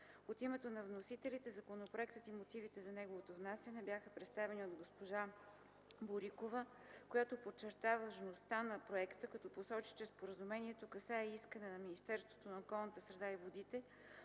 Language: Bulgarian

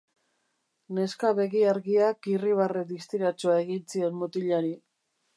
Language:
Basque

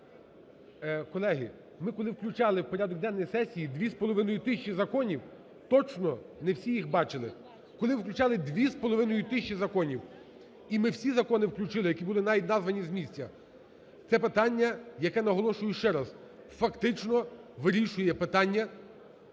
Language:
Ukrainian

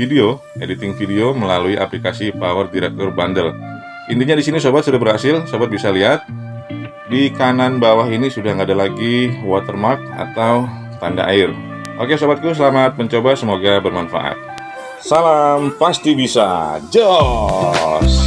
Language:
Indonesian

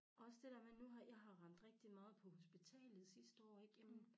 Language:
Danish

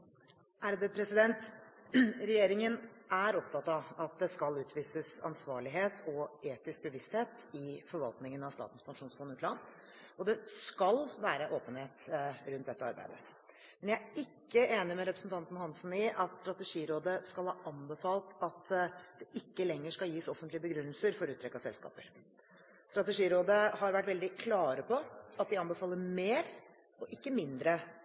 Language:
Norwegian Bokmål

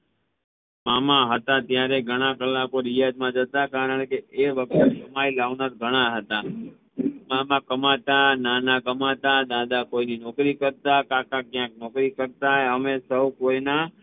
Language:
Gujarati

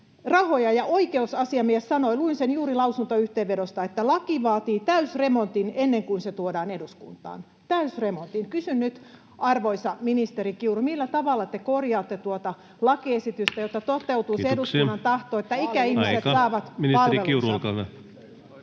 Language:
Finnish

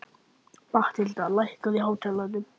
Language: Icelandic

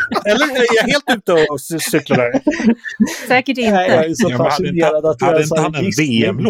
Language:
Swedish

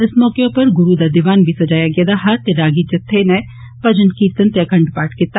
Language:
Dogri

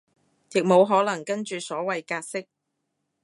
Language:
Cantonese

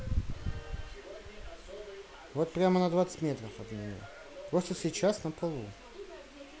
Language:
Russian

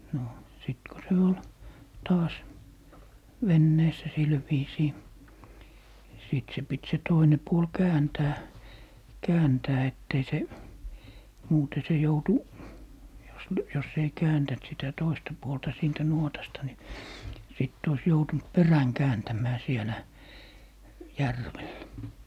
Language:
Finnish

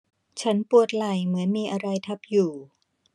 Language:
Thai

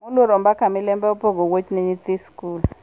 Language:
Luo (Kenya and Tanzania)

